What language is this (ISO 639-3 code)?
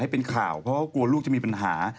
tha